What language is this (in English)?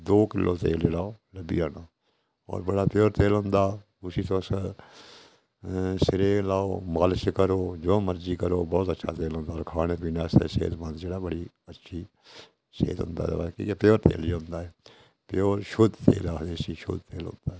Dogri